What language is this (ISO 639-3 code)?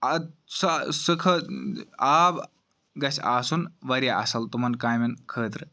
kas